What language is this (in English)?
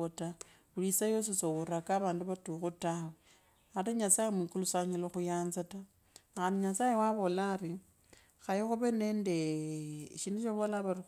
Kabras